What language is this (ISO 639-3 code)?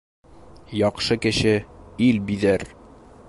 bak